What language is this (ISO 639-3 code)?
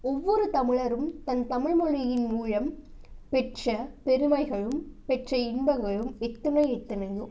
tam